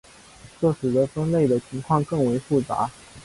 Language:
Chinese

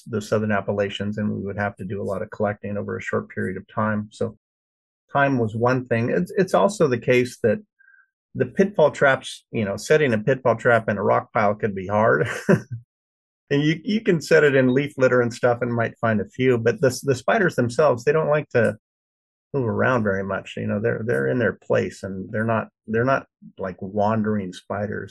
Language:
English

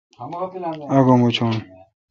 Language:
Kalkoti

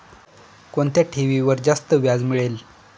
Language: Marathi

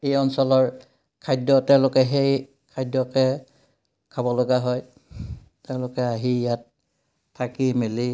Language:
Assamese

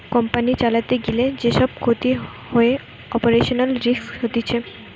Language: Bangla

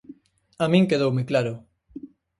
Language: Galician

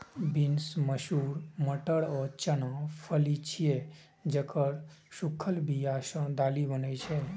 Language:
Maithili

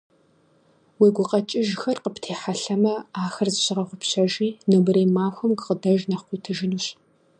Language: Kabardian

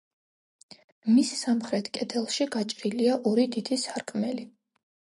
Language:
Georgian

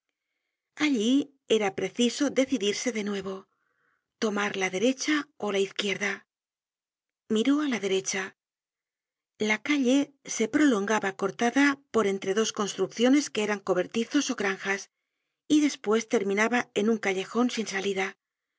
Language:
Spanish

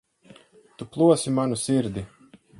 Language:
Latvian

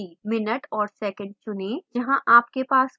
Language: Hindi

